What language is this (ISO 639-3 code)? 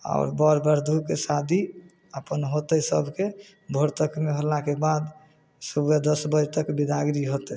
mai